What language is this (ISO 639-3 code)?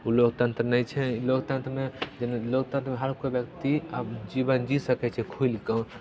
mai